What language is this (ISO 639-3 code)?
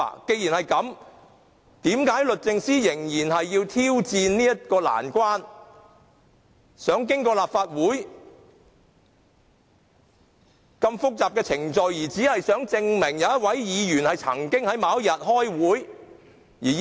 yue